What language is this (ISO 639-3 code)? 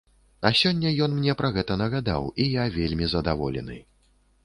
bel